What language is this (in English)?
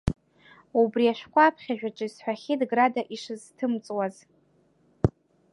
Abkhazian